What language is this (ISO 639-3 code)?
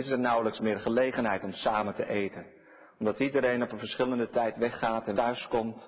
nld